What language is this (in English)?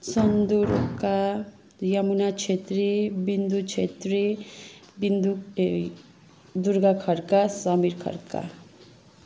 Nepali